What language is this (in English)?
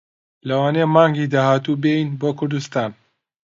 Central Kurdish